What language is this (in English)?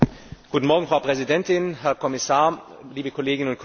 German